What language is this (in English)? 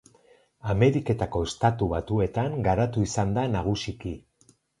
Basque